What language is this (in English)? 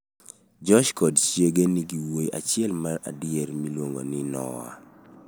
Luo (Kenya and Tanzania)